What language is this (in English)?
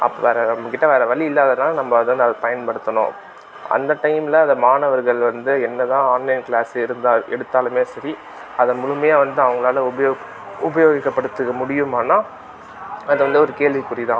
Tamil